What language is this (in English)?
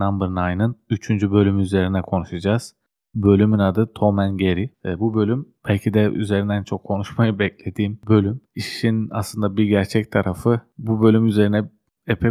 Turkish